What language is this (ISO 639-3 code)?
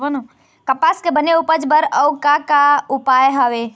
hne